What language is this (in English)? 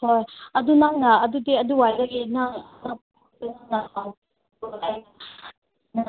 Manipuri